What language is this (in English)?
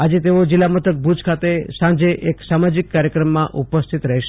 Gujarati